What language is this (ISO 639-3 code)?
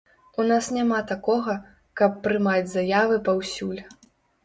bel